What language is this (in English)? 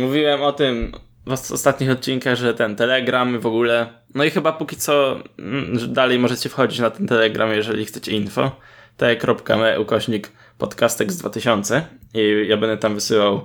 Polish